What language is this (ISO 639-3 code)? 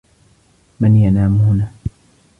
ara